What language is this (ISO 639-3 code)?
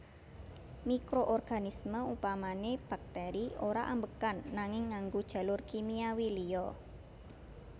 jav